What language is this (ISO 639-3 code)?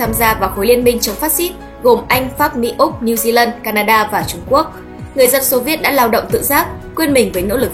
vie